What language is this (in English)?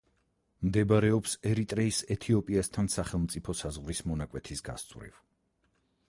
Georgian